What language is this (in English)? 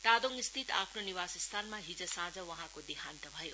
Nepali